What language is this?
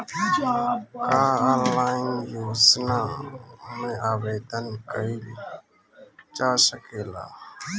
Bhojpuri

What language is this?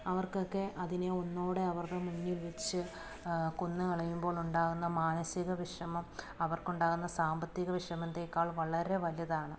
Malayalam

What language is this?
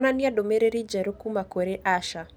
Kikuyu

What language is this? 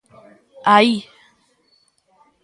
Galician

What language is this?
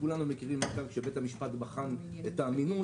Hebrew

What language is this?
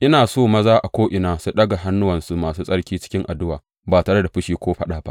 Hausa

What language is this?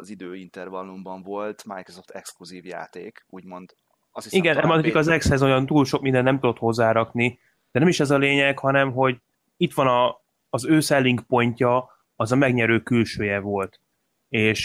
Hungarian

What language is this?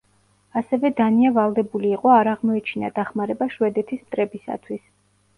Georgian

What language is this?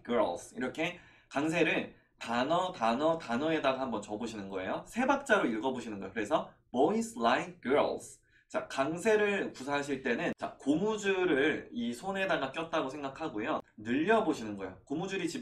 Korean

